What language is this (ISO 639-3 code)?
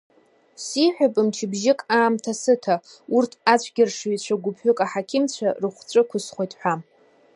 abk